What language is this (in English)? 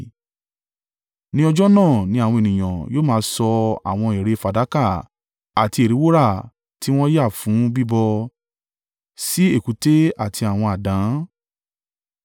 Yoruba